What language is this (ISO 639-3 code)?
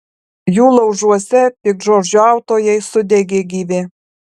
lit